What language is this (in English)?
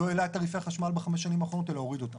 Hebrew